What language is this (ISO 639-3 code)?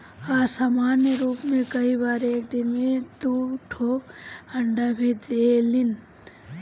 bho